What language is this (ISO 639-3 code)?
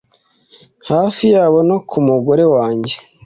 kin